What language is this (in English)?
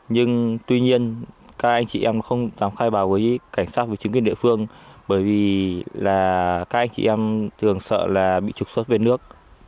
Vietnamese